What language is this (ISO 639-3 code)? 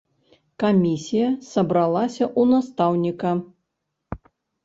bel